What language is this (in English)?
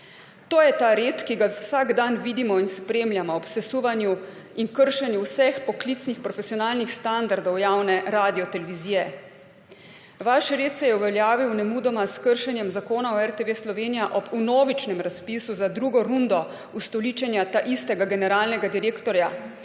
Slovenian